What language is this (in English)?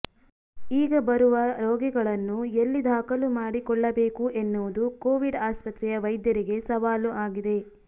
Kannada